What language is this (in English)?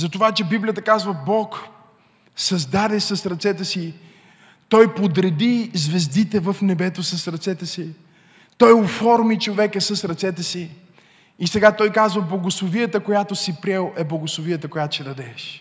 Bulgarian